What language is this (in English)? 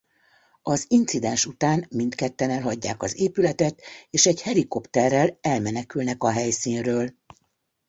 Hungarian